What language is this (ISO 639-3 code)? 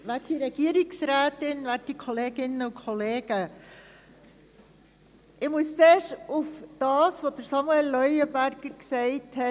gsw